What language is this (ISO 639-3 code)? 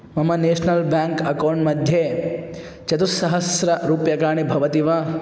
san